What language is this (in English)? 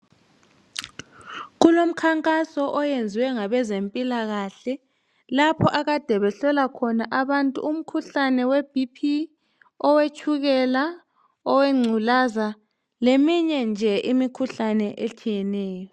North Ndebele